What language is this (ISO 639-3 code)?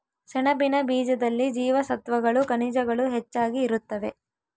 kan